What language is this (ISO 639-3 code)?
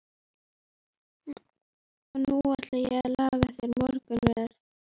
isl